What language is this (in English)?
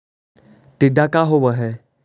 Magahi